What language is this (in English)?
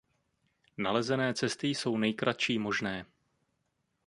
Czech